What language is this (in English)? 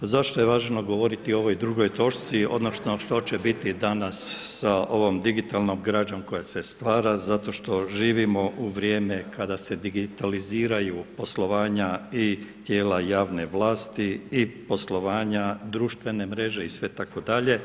Croatian